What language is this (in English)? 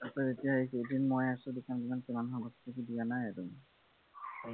Assamese